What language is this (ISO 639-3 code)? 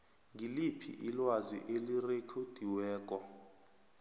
nbl